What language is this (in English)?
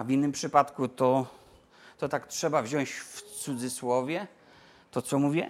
Polish